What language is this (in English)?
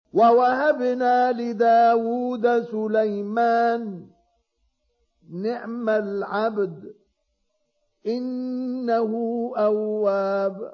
Arabic